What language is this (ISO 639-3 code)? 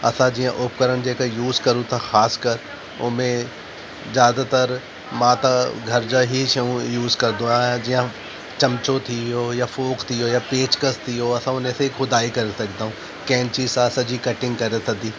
snd